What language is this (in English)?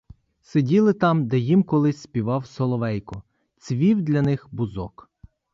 Ukrainian